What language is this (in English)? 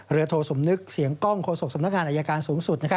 Thai